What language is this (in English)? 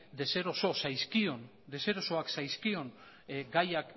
Basque